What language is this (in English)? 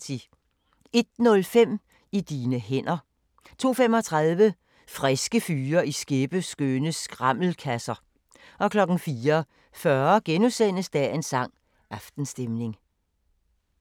Danish